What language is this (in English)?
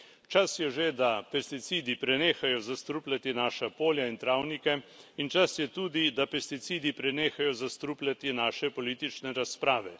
Slovenian